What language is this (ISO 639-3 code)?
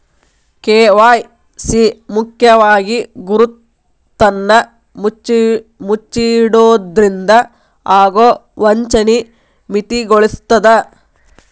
kan